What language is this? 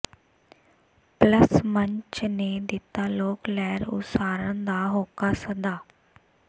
Punjabi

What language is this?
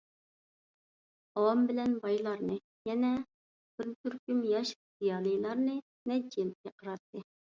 Uyghur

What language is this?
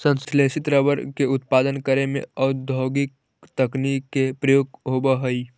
Magahi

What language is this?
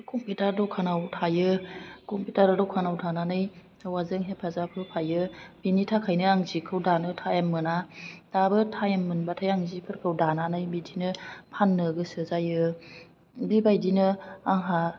Bodo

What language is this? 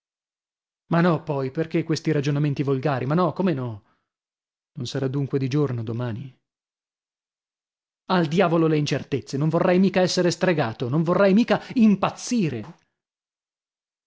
Italian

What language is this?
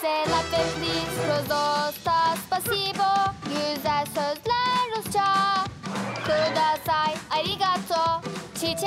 Turkish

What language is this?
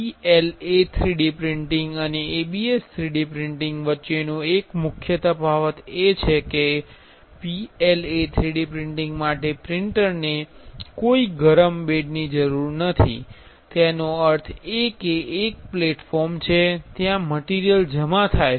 Gujarati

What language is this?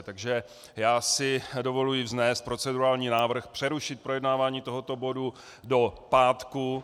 Czech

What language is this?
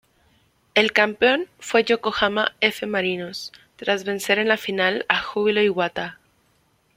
Spanish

